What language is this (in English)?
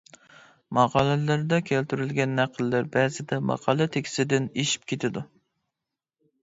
Uyghur